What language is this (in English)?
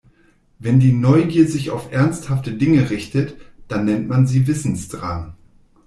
German